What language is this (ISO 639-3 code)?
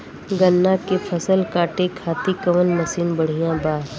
bho